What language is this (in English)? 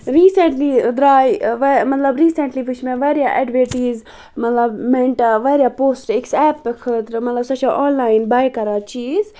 Kashmiri